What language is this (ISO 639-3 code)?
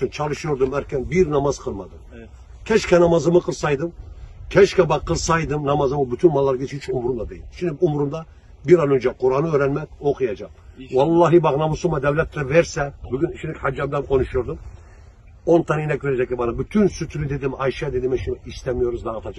tur